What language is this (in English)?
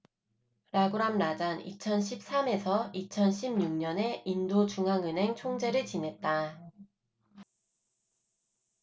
Korean